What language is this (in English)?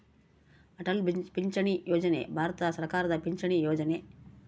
Kannada